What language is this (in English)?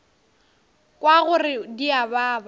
Northern Sotho